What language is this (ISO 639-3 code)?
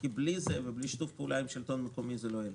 heb